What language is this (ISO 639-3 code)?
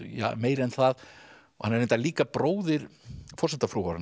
isl